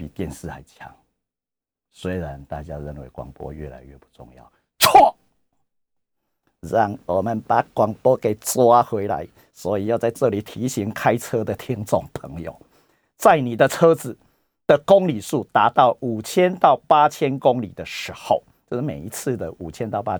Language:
Chinese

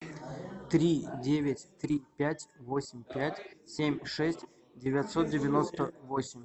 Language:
Russian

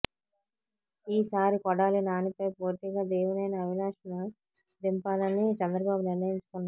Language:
Telugu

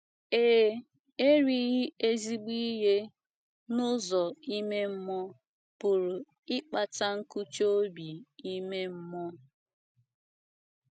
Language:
Igbo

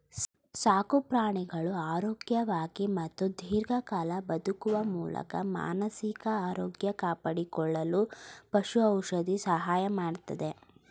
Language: Kannada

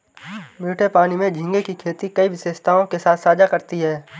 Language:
Hindi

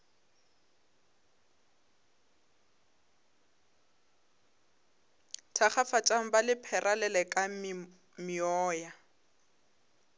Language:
Northern Sotho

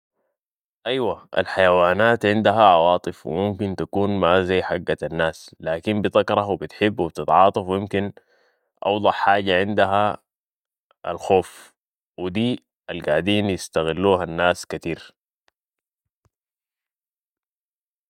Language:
Sudanese Arabic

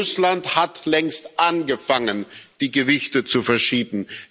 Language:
German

